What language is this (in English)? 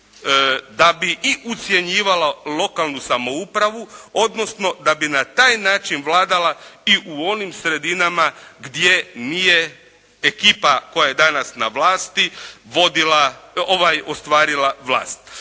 Croatian